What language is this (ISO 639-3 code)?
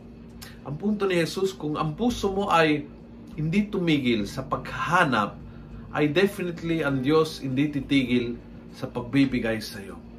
fil